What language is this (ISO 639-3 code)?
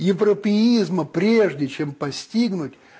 rus